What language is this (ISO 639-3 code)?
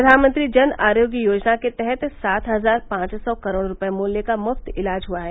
hin